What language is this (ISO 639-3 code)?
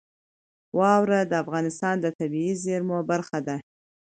pus